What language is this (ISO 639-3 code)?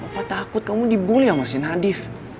ind